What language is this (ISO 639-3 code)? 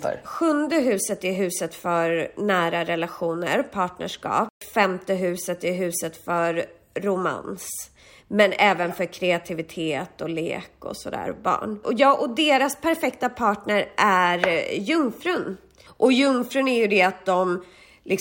swe